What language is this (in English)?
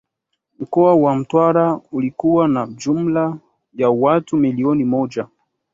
Swahili